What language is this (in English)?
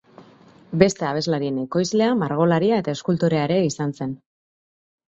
Basque